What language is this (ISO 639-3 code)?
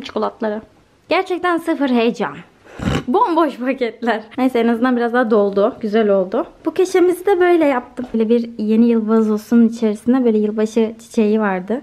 tur